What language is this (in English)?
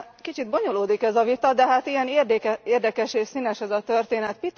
Hungarian